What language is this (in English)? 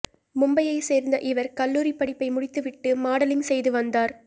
Tamil